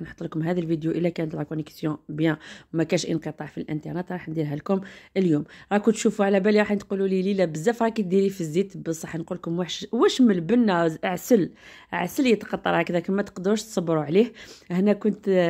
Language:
Arabic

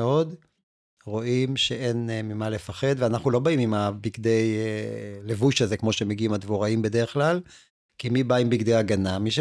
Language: Hebrew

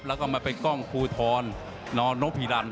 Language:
Thai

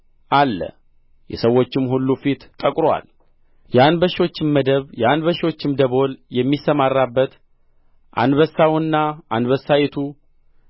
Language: Amharic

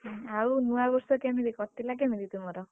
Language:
Odia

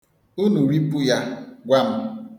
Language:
Igbo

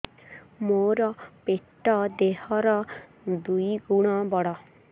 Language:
Odia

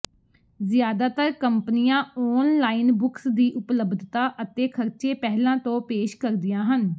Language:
Punjabi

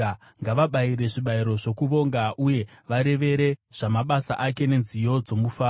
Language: Shona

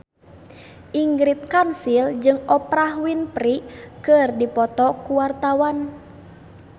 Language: Sundanese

